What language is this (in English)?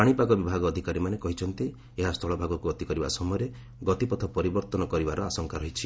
Odia